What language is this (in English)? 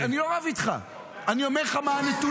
Hebrew